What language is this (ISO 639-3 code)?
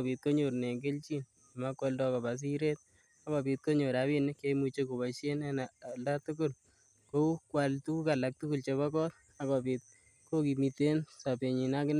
kln